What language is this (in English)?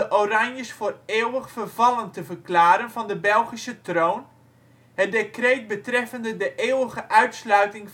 Dutch